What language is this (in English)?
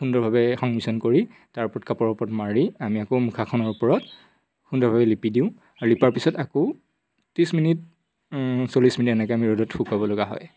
Assamese